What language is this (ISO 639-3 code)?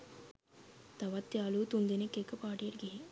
sin